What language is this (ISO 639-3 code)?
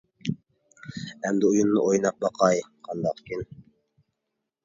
uig